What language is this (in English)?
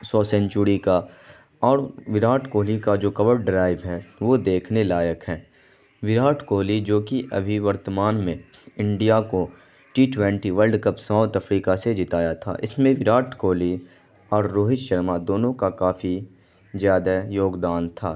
Urdu